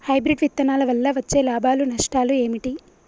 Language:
Telugu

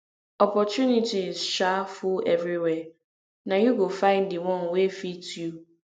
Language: Nigerian Pidgin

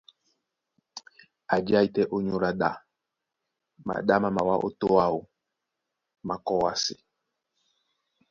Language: Duala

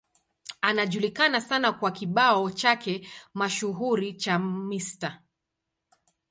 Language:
Swahili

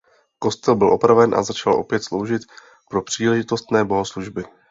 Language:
Czech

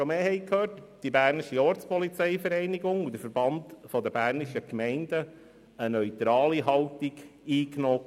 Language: Swiss German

